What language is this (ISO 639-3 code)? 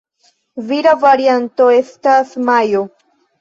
epo